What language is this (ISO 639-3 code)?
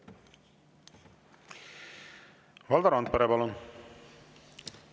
est